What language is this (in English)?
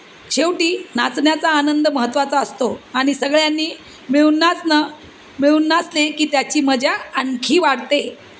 Marathi